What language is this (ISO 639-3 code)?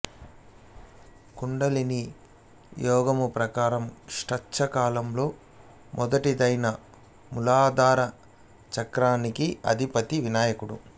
tel